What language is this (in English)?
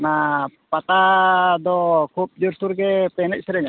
Santali